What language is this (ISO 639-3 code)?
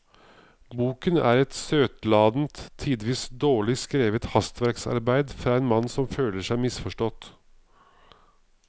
nor